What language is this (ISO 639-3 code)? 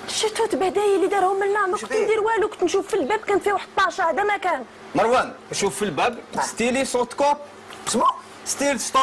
ara